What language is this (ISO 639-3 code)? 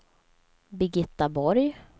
swe